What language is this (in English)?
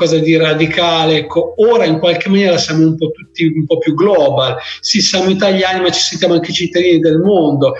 Italian